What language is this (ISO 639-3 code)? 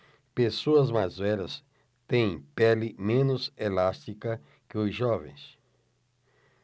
por